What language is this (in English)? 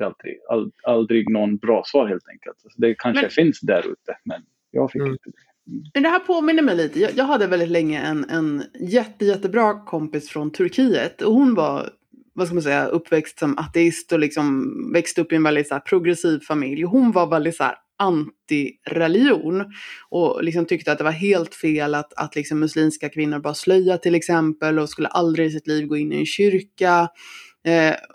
Swedish